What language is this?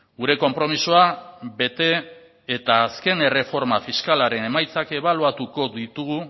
Basque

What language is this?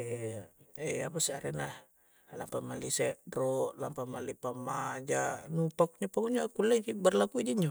Coastal Konjo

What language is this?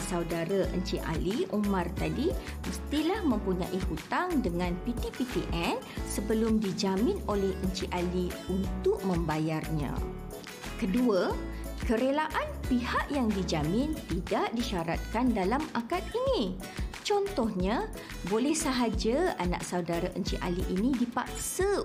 Malay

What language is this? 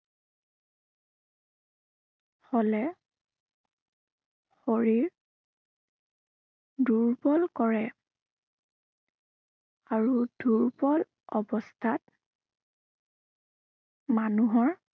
Assamese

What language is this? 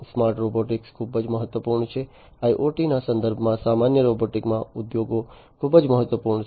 Gujarati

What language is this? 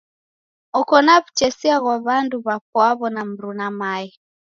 Taita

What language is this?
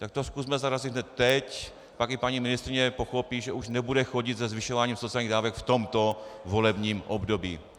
Czech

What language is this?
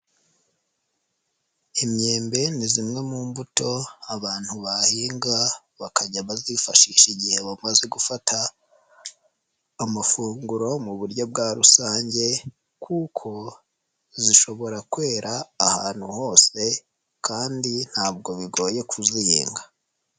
Kinyarwanda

